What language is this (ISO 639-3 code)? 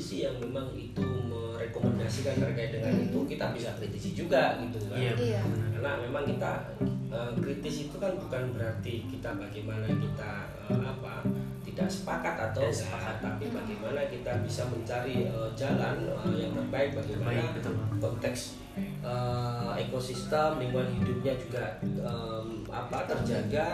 ind